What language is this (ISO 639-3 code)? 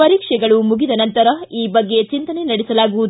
kan